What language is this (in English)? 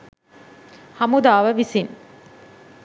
Sinhala